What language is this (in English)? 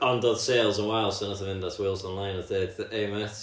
Welsh